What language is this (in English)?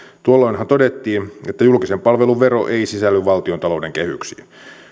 Finnish